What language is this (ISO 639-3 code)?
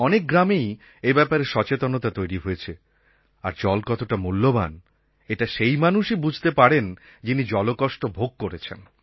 ben